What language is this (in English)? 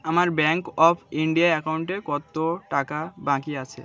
Bangla